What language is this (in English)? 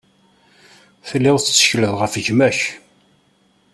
Kabyle